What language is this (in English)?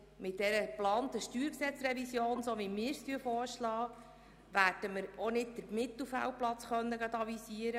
Swiss German